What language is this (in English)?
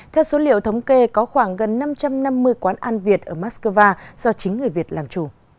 Vietnamese